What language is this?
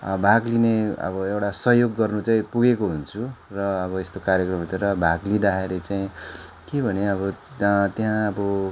Nepali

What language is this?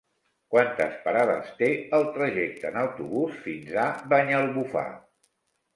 Catalan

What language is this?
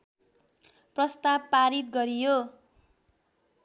Nepali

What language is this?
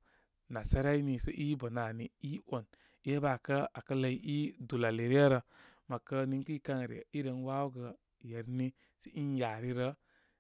Koma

